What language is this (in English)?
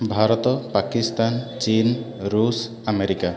Odia